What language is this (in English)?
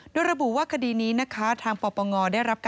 Thai